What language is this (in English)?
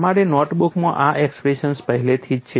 Gujarati